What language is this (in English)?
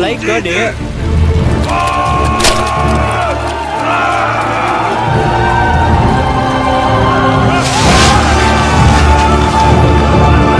Vietnamese